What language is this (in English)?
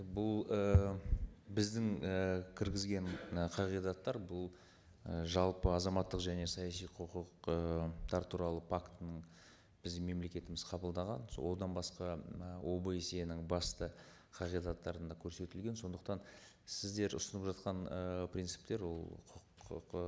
Kazakh